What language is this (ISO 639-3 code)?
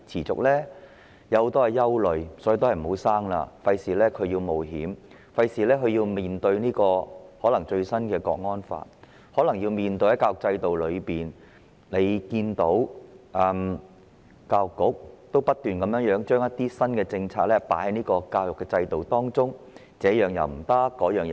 yue